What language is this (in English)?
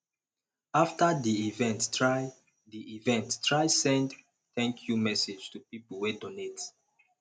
Nigerian Pidgin